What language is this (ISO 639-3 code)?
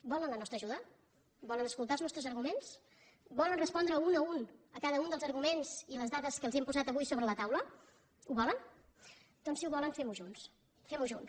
cat